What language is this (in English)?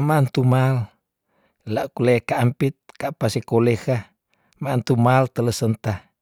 Tondano